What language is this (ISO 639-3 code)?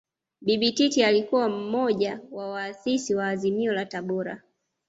swa